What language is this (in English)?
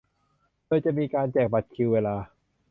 Thai